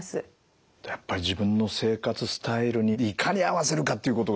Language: Japanese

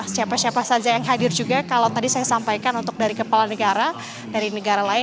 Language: Indonesian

